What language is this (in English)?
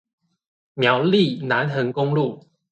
Chinese